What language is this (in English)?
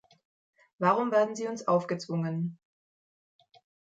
German